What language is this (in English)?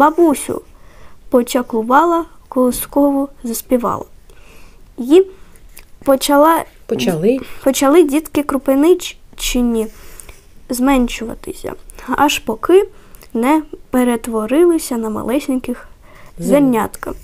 Ukrainian